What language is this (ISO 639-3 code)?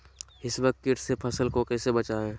mag